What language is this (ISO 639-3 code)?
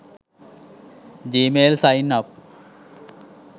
sin